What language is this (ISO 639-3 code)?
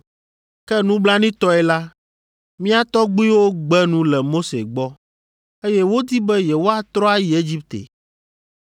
ewe